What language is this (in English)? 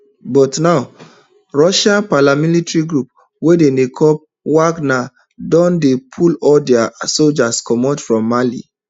Nigerian Pidgin